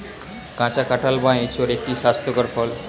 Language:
Bangla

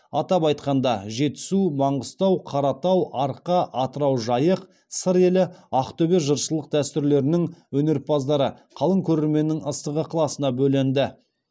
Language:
Kazakh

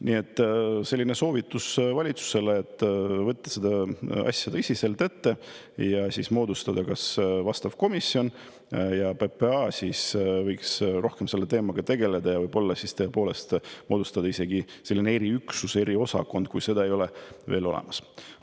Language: Estonian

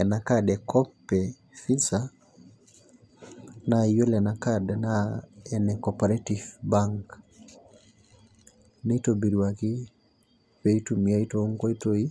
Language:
Masai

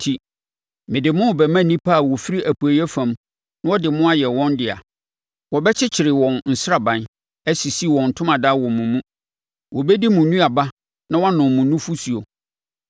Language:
Akan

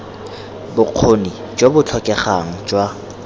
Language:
Tswana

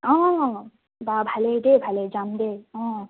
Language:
Assamese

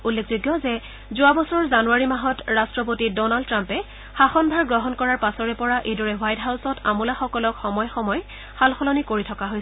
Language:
Assamese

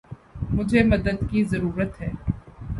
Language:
Urdu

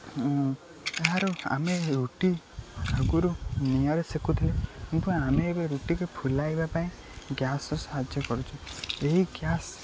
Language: Odia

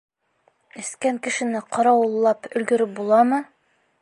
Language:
Bashkir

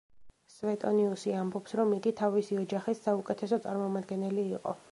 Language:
Georgian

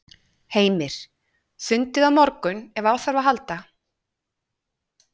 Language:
Icelandic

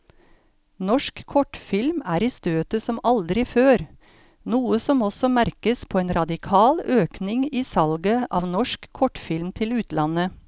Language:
Norwegian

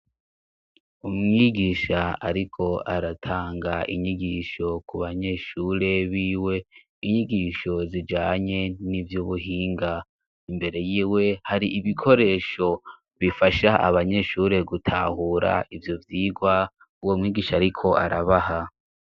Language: Rundi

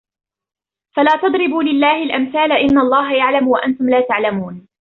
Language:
Arabic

